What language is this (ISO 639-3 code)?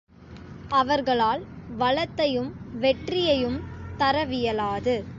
tam